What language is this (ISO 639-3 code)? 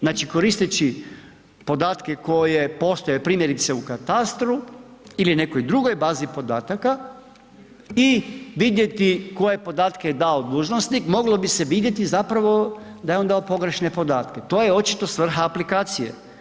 hrv